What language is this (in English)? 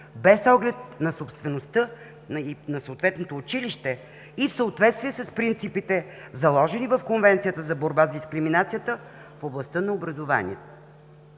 Bulgarian